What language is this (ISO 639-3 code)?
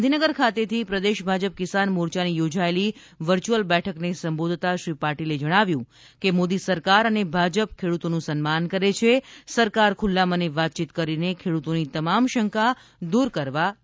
guj